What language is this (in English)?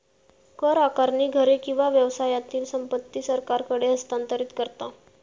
Marathi